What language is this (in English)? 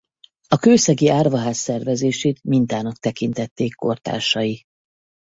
Hungarian